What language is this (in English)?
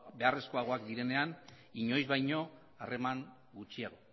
Basque